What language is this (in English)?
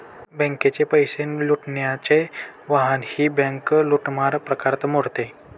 Marathi